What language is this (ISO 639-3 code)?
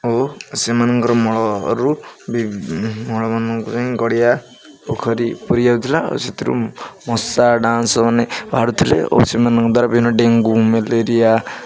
ori